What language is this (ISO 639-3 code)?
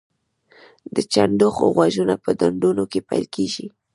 pus